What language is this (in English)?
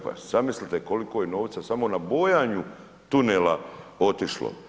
Croatian